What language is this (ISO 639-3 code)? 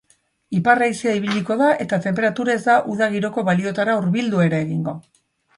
eus